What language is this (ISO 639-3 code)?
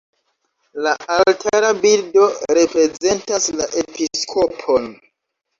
epo